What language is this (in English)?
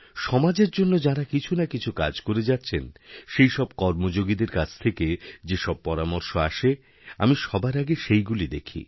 Bangla